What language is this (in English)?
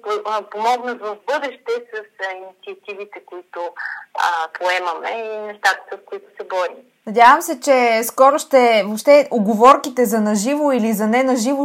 Bulgarian